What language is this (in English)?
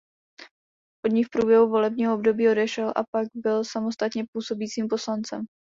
Czech